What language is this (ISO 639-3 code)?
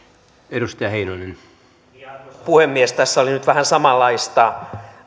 fin